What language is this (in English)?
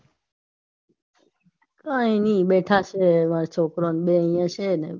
Gujarati